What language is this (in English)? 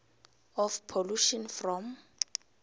South Ndebele